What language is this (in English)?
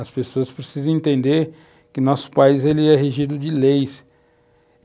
Portuguese